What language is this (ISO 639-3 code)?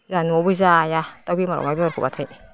brx